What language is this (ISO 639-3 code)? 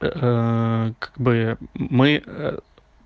rus